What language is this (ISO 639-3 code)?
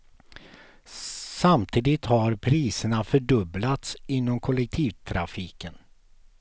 swe